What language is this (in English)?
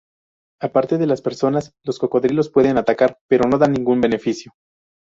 Spanish